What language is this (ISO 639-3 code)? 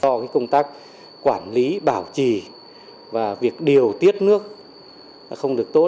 vie